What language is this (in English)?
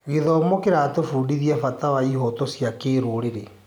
Kikuyu